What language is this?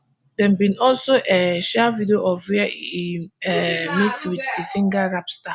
Nigerian Pidgin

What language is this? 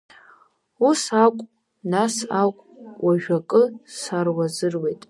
Abkhazian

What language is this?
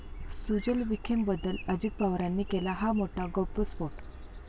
Marathi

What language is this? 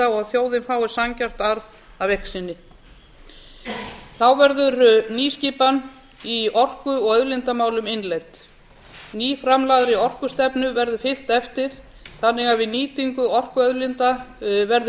Icelandic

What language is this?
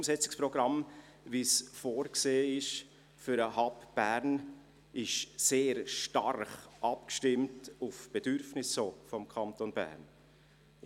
Swiss German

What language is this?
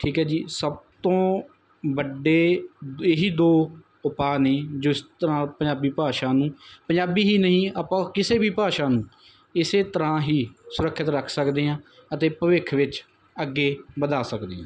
Punjabi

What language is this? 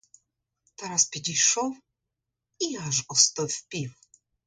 Ukrainian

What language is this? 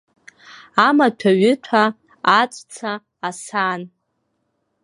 Abkhazian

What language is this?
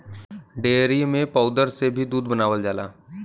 Bhojpuri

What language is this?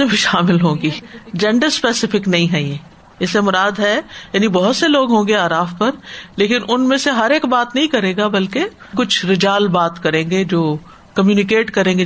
Urdu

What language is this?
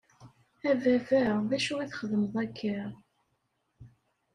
Kabyle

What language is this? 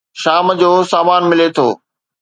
Sindhi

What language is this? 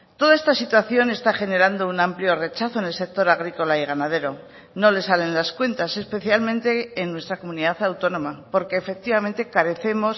Spanish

